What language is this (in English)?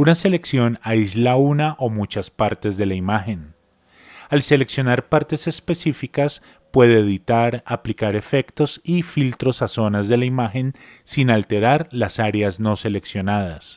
Spanish